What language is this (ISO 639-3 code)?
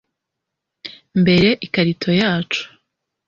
kin